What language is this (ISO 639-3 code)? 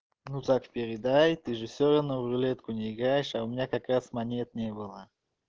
rus